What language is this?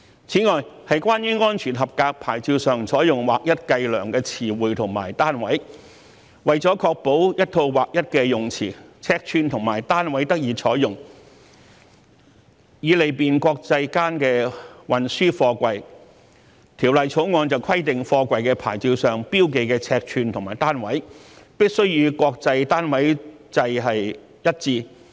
Cantonese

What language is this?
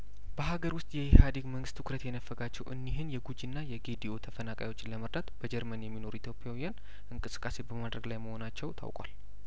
Amharic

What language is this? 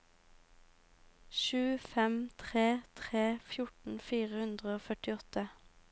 Norwegian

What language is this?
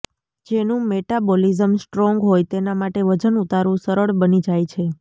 Gujarati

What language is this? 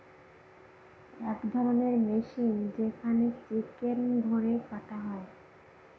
Bangla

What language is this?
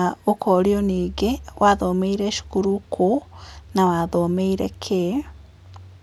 Kikuyu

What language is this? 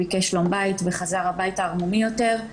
Hebrew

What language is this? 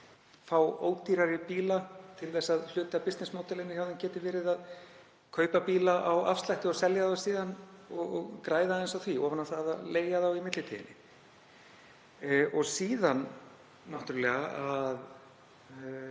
Icelandic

